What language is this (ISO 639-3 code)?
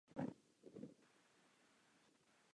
ces